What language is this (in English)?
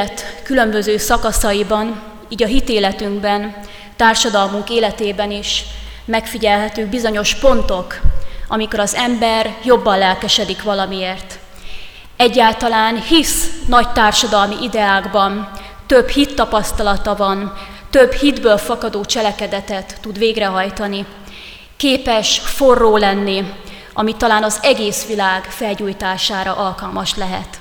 Hungarian